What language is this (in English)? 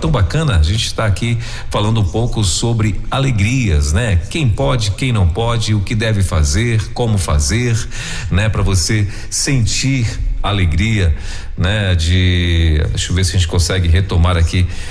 Portuguese